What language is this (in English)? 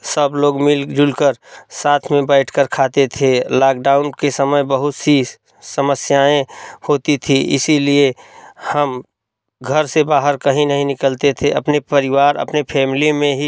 Hindi